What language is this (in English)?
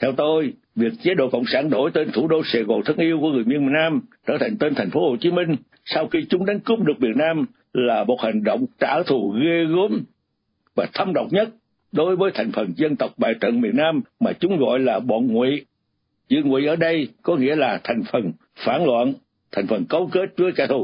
Vietnamese